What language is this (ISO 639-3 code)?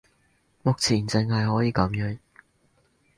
yue